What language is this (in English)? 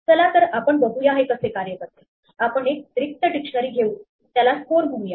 Marathi